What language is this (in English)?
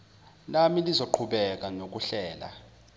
Zulu